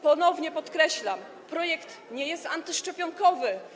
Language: Polish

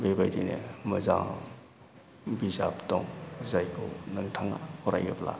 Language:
Bodo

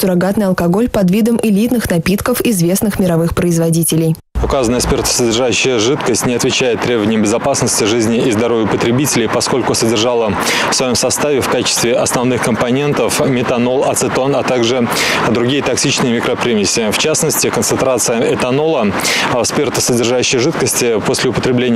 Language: Russian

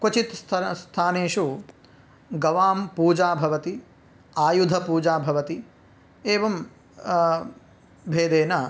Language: Sanskrit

